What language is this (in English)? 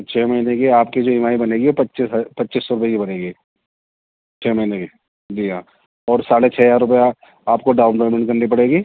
Urdu